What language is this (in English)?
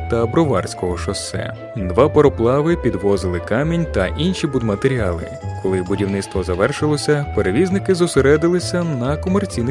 Ukrainian